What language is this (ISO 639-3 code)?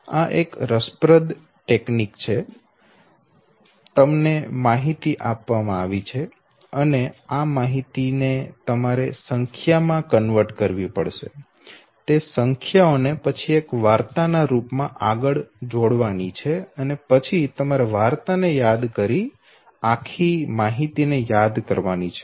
guj